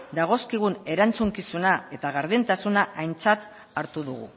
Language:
Basque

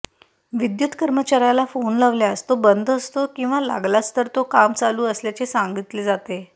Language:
Marathi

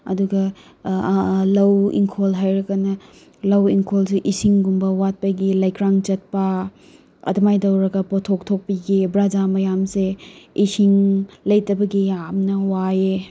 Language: Manipuri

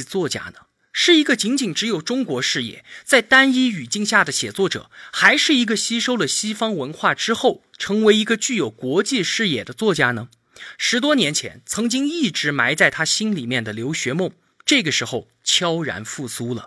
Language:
Chinese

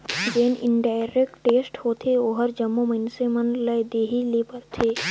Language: Chhattisgarhi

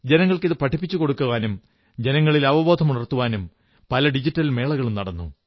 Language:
Malayalam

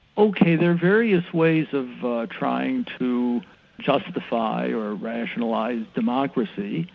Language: English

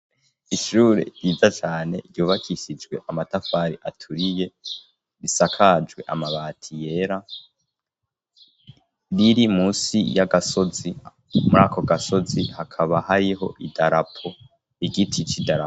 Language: Rundi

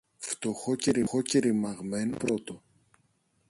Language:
Greek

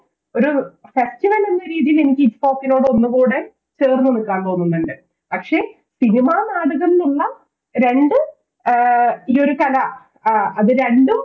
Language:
Malayalam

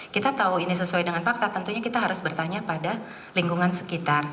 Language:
Indonesian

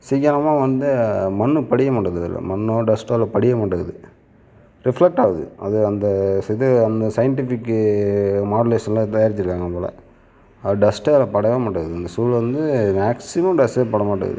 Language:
Tamil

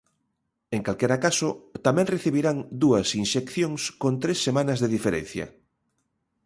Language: Galician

